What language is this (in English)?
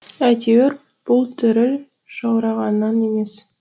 Kazakh